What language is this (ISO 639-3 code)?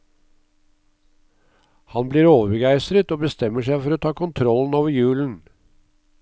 nor